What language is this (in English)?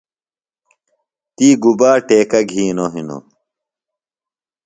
Phalura